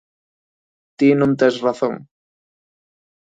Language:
Galician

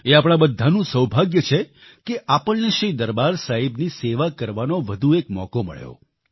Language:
Gujarati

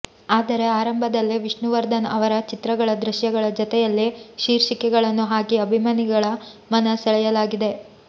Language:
Kannada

